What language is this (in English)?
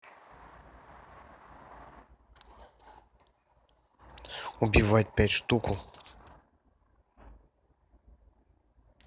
Russian